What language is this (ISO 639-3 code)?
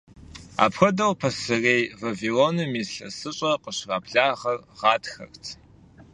kbd